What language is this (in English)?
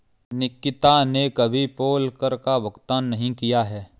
Hindi